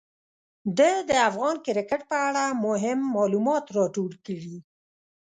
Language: Pashto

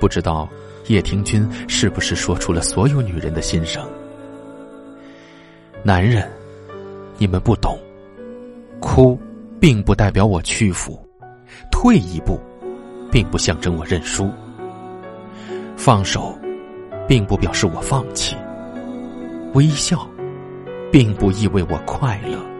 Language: Chinese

